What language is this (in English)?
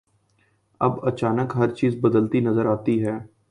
Urdu